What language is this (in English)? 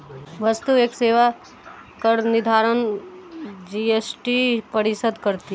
Hindi